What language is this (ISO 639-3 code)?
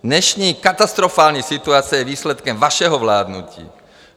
ces